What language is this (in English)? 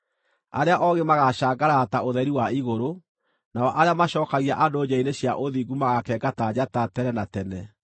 Kikuyu